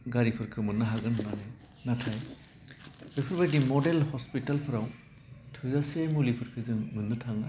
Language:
Bodo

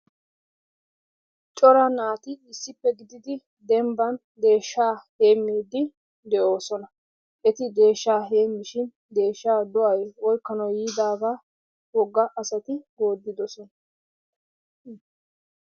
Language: Wolaytta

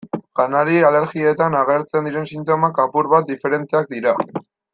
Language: Basque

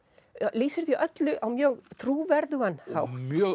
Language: Icelandic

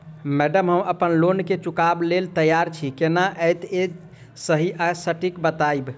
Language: Maithili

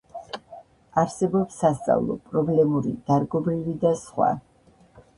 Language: Georgian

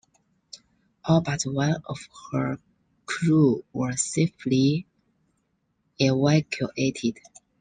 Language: English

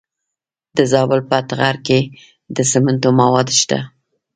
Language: Pashto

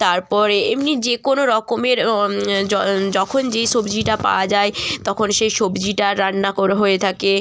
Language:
Bangla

